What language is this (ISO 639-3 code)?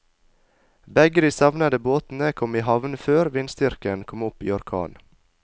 nor